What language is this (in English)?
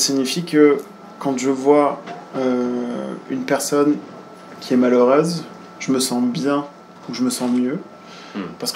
French